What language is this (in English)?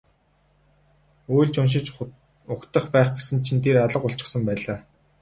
Mongolian